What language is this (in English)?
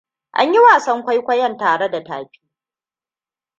Hausa